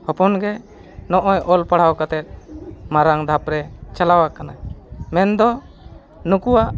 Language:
Santali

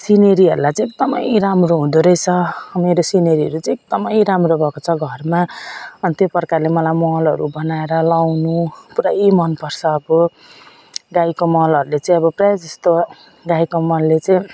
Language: Nepali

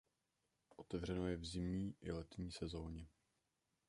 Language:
Czech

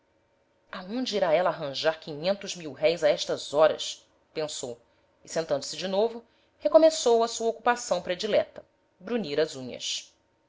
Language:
Portuguese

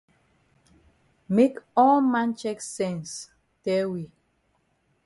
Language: Cameroon Pidgin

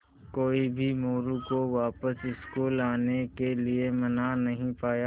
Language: Hindi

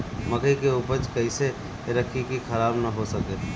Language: Bhojpuri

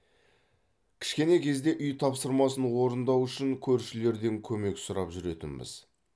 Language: Kazakh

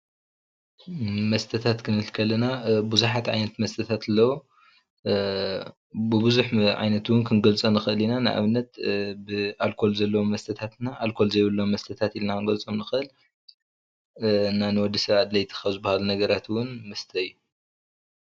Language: Tigrinya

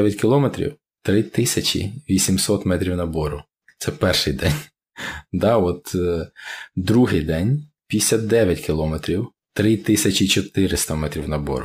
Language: Ukrainian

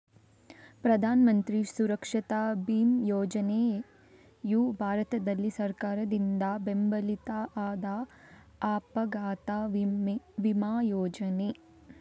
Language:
Kannada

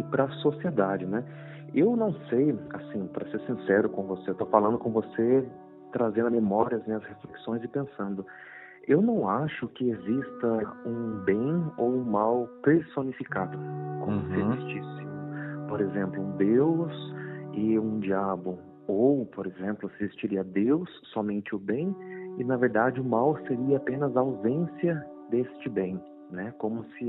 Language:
Portuguese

